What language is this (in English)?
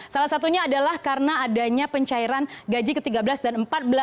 Indonesian